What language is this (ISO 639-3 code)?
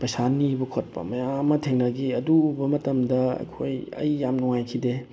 mni